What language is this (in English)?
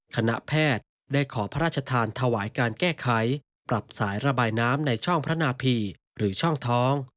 Thai